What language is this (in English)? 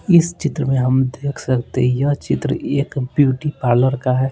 Hindi